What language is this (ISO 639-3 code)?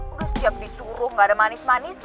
ind